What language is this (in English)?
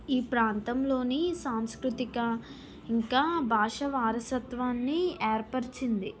Telugu